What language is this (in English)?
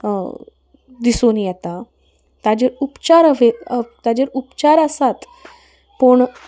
Konkani